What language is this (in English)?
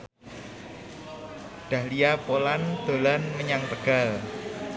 Javanese